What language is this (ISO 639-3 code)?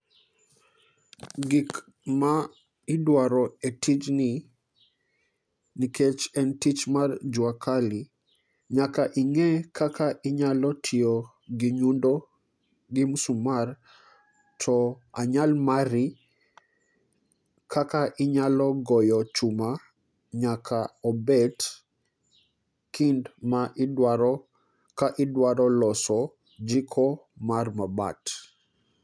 luo